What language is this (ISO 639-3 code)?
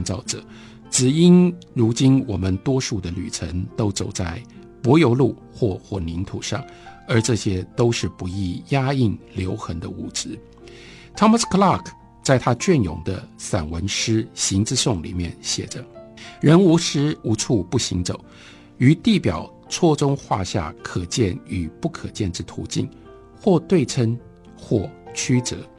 zho